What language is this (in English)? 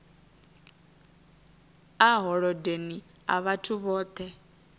Venda